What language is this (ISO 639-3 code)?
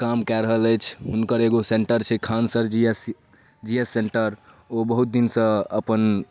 mai